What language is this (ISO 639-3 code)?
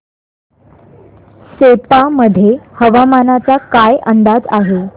mar